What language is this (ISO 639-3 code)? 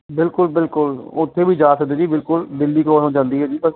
pan